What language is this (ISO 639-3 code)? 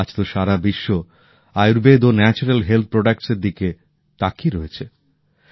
ben